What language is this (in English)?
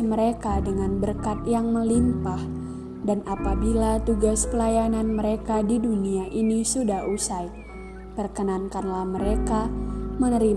Indonesian